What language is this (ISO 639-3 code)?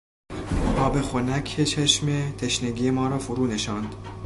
fas